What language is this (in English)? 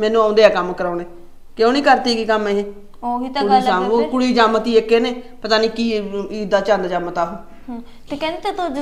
Punjabi